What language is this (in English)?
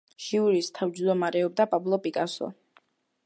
Georgian